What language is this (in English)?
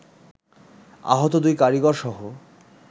Bangla